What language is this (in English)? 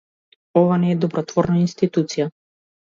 Macedonian